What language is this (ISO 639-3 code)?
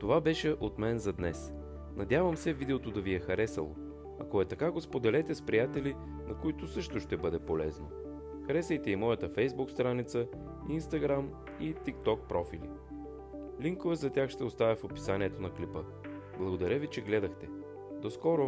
bul